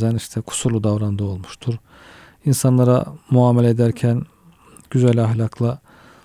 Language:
Turkish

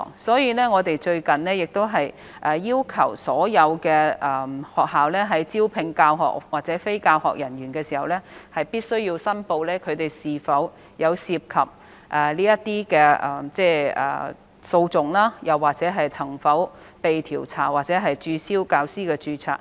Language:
Cantonese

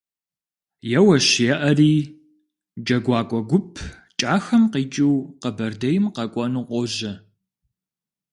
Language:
Kabardian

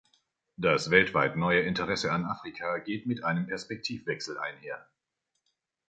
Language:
German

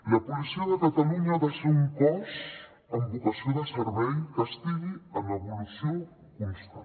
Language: Catalan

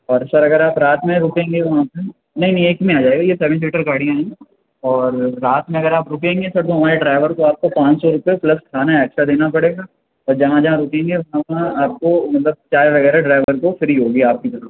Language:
Urdu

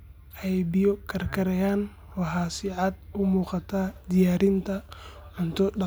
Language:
Somali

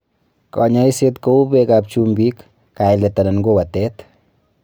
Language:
Kalenjin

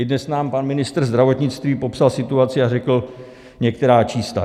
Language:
Czech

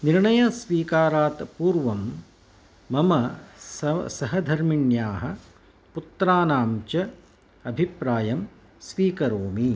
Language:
Sanskrit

